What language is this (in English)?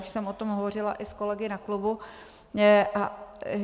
Czech